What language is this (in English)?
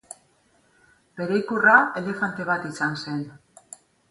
Basque